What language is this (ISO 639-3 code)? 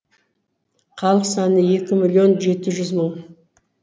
kaz